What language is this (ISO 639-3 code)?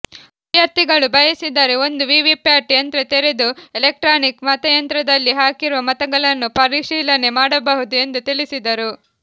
kan